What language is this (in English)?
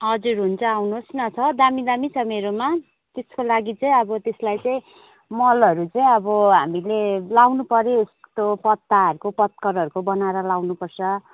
Nepali